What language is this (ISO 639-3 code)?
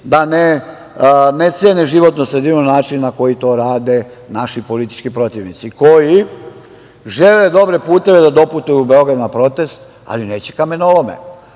srp